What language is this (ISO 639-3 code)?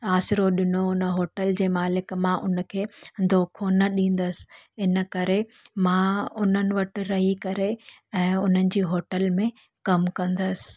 snd